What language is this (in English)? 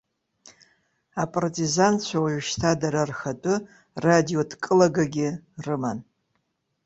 Abkhazian